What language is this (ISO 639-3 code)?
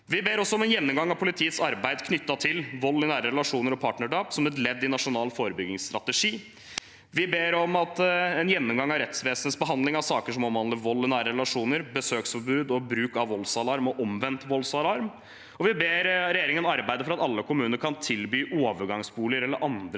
nor